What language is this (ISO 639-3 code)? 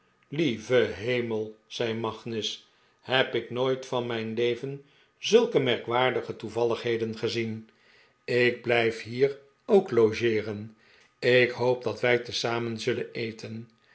nld